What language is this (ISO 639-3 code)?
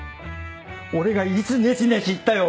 jpn